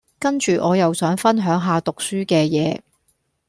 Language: Cantonese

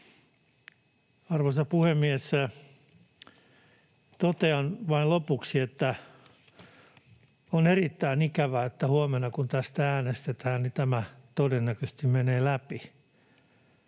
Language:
Finnish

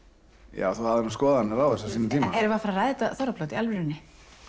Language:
Icelandic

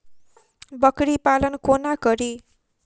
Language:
Maithili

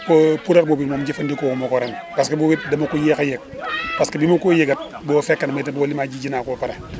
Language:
Wolof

